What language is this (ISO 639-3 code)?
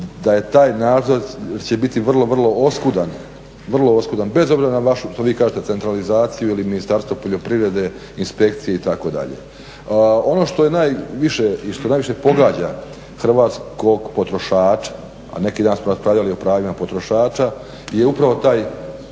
hrv